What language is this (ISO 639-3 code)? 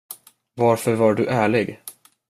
swe